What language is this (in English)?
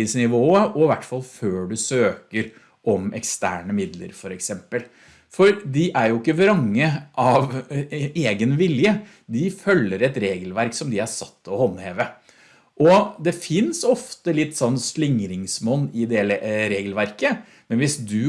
Norwegian